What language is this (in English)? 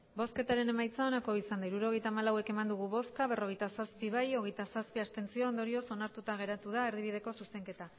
Basque